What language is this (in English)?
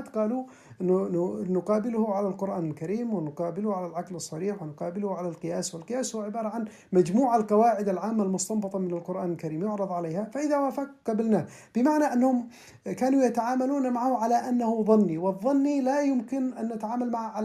Arabic